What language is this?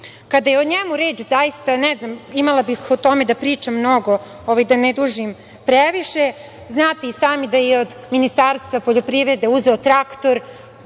Serbian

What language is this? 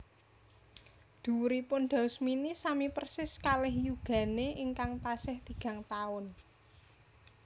Javanese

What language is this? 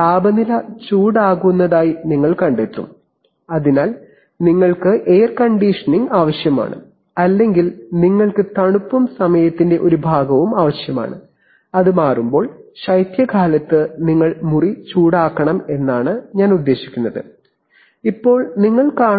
Malayalam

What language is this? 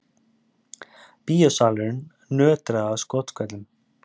Icelandic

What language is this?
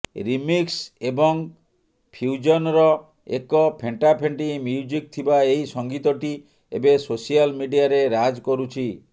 Odia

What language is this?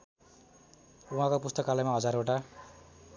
Nepali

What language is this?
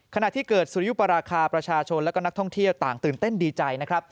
Thai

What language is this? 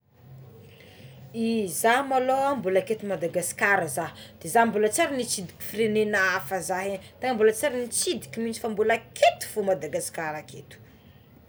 Tsimihety Malagasy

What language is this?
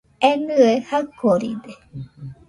Nüpode Huitoto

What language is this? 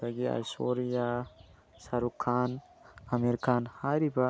Manipuri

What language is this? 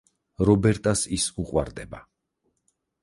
Georgian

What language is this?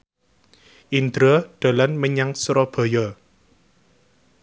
Javanese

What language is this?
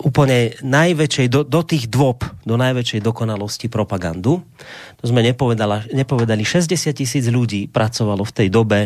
Slovak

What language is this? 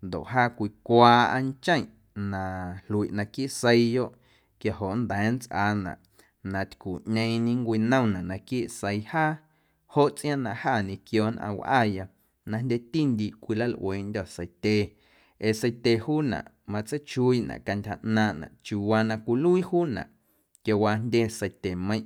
Guerrero Amuzgo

